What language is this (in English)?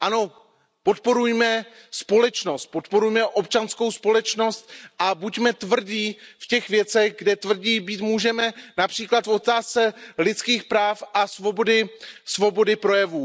Czech